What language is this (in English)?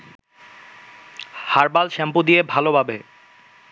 Bangla